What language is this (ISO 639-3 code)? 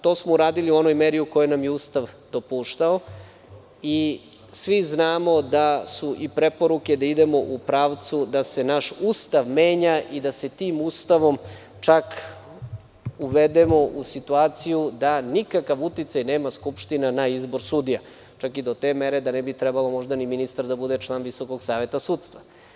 srp